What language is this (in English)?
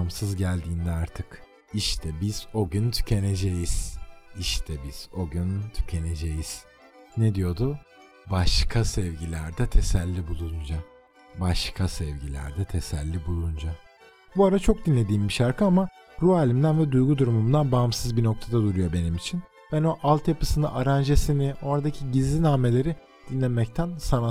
Turkish